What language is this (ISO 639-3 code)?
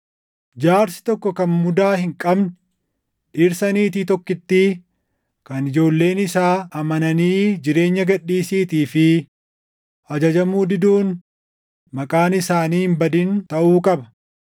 orm